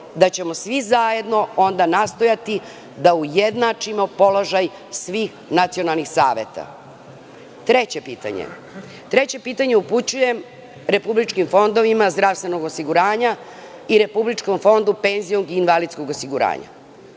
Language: Serbian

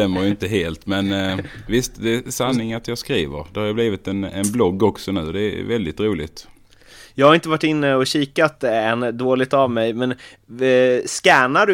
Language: Swedish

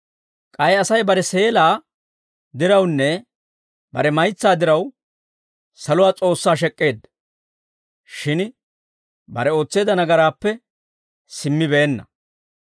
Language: Dawro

